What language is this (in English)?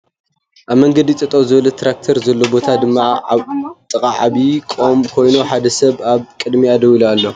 Tigrinya